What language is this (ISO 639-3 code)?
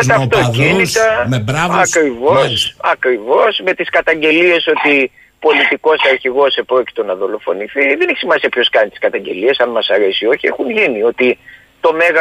ell